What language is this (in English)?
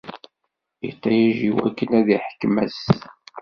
Kabyle